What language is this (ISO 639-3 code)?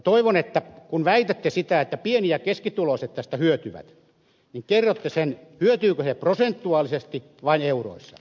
fin